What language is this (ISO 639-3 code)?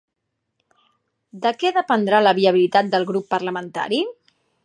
cat